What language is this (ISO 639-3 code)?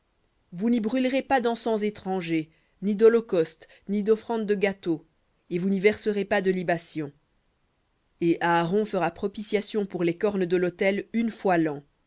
fra